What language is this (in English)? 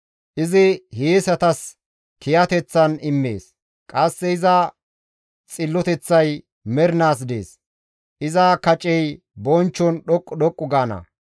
Gamo